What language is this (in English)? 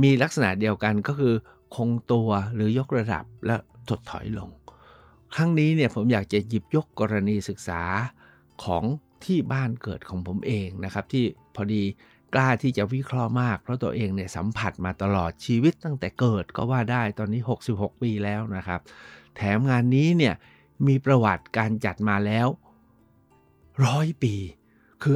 Thai